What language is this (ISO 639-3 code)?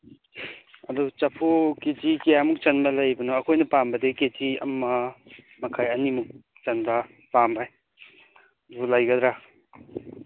mni